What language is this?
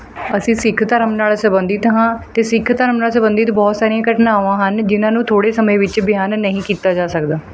Punjabi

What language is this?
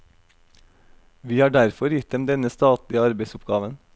Norwegian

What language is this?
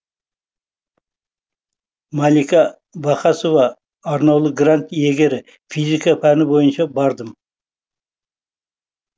Kazakh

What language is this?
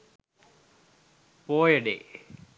Sinhala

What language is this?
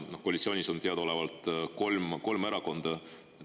Estonian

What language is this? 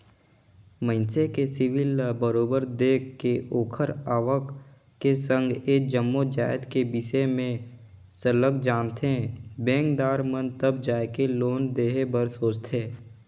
Chhattisgarhi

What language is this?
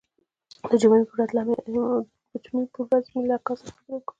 Pashto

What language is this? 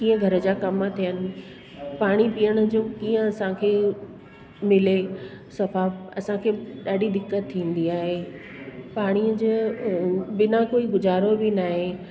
Sindhi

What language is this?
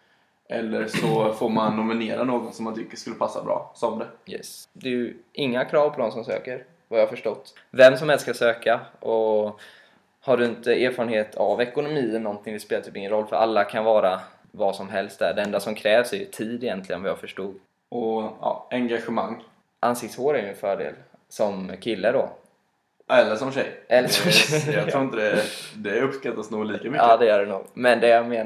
Swedish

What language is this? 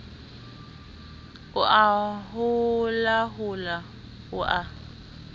Southern Sotho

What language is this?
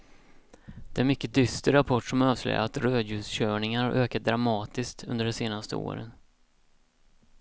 Swedish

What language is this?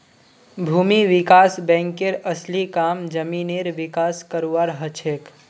Magahi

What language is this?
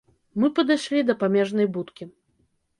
Belarusian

